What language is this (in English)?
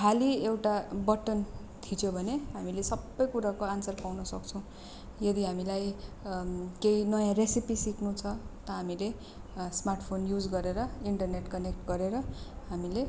Nepali